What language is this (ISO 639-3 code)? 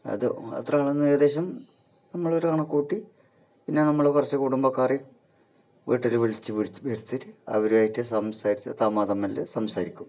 mal